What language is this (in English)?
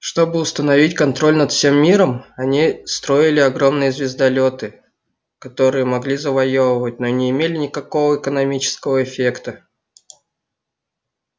Russian